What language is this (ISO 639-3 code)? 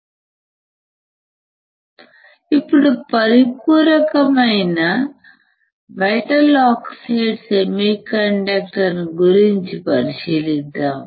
tel